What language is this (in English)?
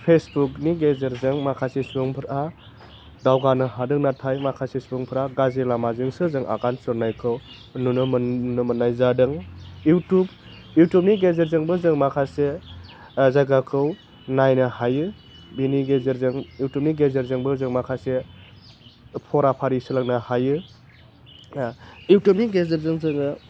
Bodo